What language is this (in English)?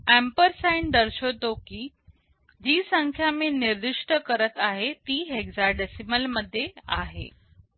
Marathi